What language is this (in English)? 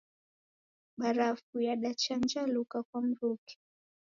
Taita